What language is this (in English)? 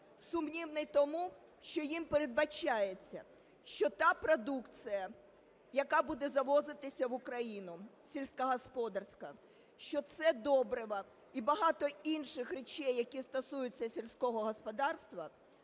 Ukrainian